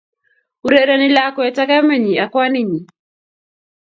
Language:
Kalenjin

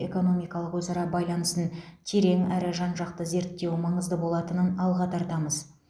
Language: Kazakh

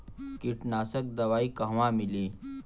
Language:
Bhojpuri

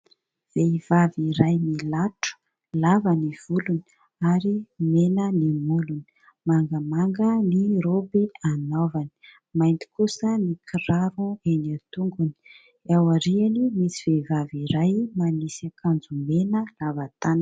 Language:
Malagasy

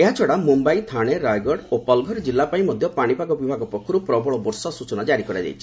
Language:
Odia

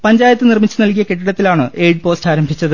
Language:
Malayalam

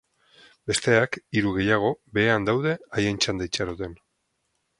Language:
Basque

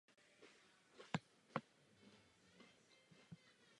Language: Czech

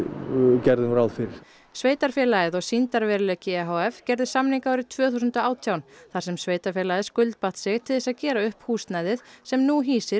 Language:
Icelandic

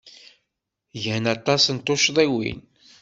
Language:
Kabyle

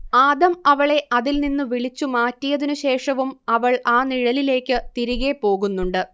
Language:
Malayalam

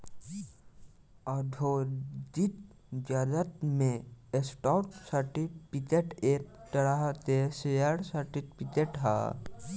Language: Bhojpuri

